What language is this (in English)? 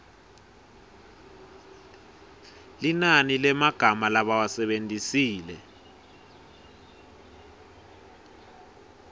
Swati